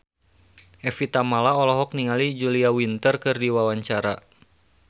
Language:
Sundanese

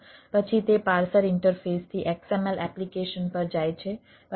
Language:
Gujarati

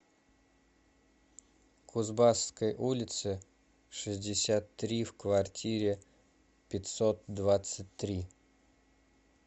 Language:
Russian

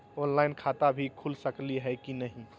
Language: Magahi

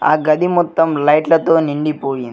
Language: Telugu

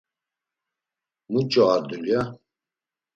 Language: Laz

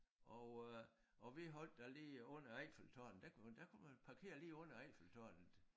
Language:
Danish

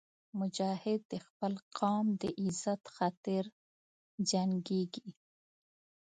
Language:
Pashto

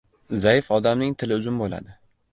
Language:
Uzbek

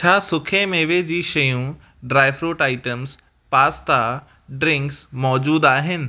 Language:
Sindhi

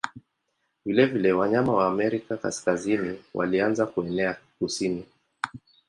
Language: Swahili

